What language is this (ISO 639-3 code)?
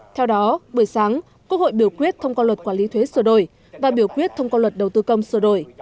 vie